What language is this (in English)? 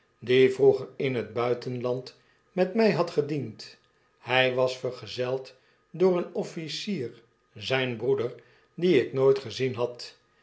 Dutch